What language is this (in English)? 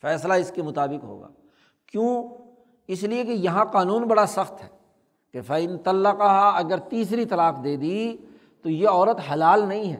Urdu